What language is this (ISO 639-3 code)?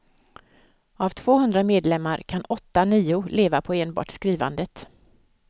swe